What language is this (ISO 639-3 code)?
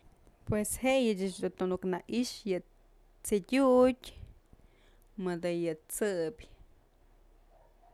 mzl